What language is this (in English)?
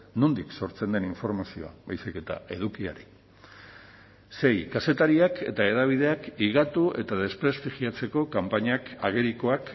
Basque